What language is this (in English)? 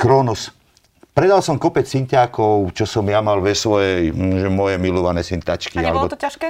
Slovak